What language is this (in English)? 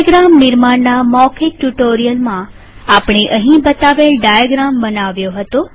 Gujarati